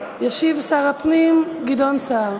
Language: Hebrew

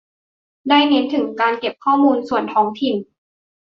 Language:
Thai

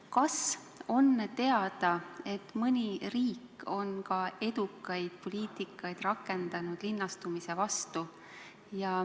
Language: Estonian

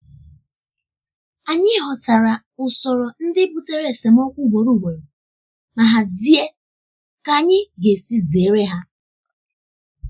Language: Igbo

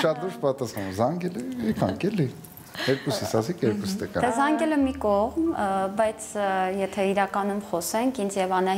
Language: Romanian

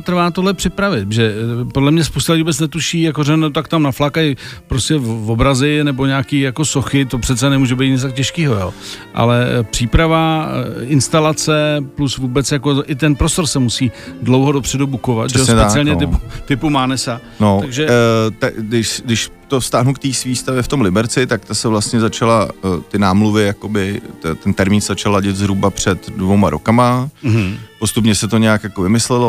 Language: Czech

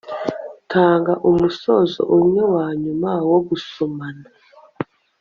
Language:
Kinyarwanda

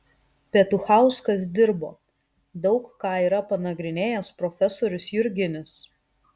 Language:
Lithuanian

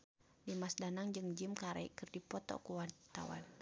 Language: Sundanese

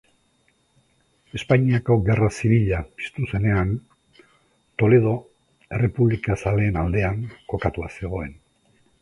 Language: Basque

